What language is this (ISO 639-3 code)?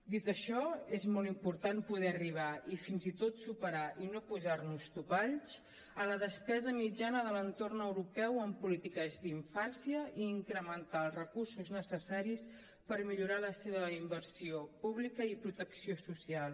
cat